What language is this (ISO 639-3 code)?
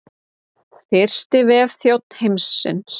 isl